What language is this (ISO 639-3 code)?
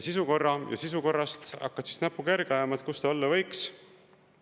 est